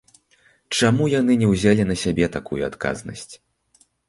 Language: Belarusian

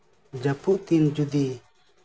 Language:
Santali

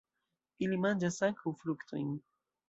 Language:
Esperanto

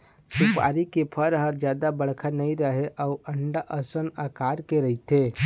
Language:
Chhattisgarhi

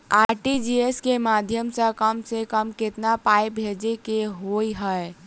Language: Maithili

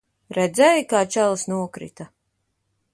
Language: Latvian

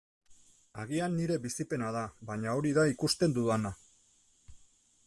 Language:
Basque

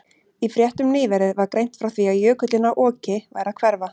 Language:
Icelandic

